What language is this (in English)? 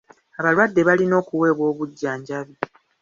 Ganda